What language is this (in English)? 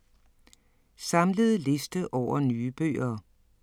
Danish